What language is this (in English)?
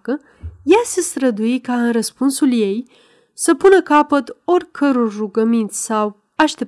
Romanian